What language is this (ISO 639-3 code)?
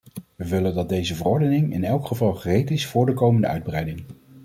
nld